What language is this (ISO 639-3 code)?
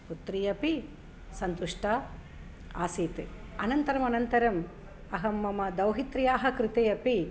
san